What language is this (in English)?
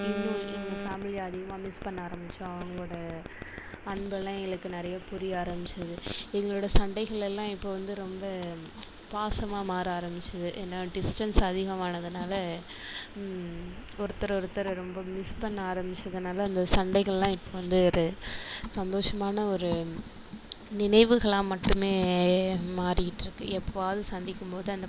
Tamil